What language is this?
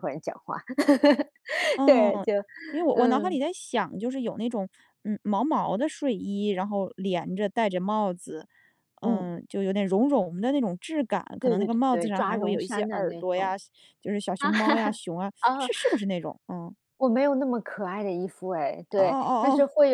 Chinese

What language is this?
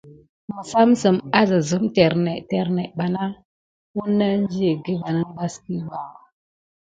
Gidar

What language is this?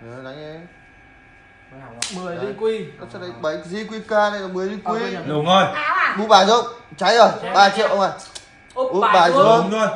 Vietnamese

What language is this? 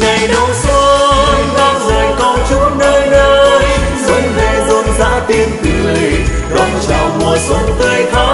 Vietnamese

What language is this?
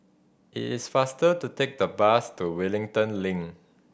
English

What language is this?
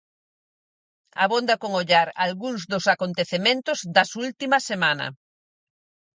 Galician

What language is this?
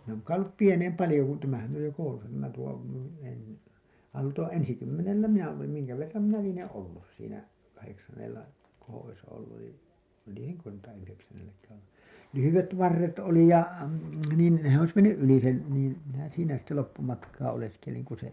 Finnish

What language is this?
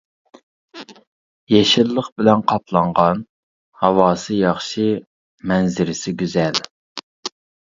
Uyghur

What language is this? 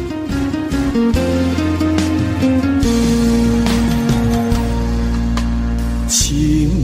Korean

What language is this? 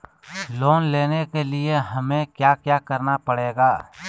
Magahi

